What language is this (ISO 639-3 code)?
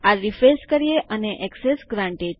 guj